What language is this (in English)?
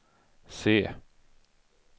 Swedish